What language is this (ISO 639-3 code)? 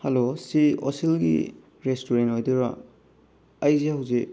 mni